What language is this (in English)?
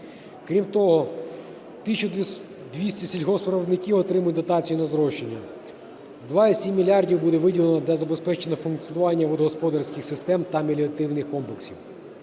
Ukrainian